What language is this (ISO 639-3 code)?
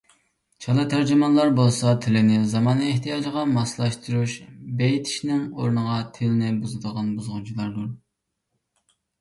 uig